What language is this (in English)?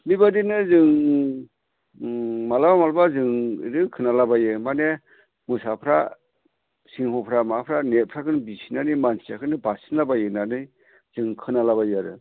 Bodo